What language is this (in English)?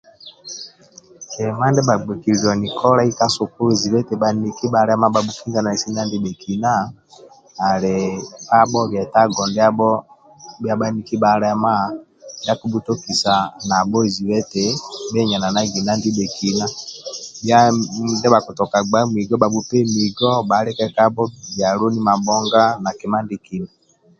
Amba (Uganda)